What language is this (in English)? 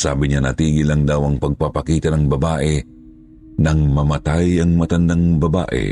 Filipino